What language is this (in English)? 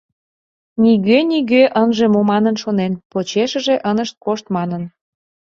Mari